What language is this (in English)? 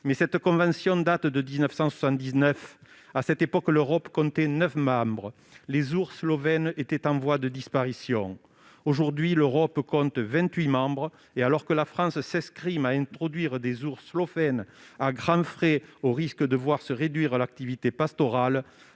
French